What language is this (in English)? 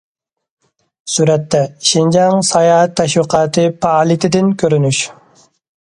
Uyghur